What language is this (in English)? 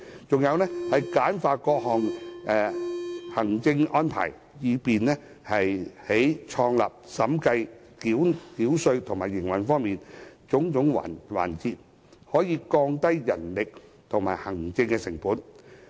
Cantonese